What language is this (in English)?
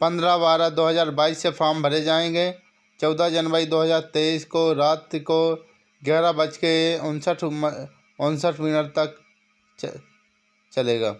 Hindi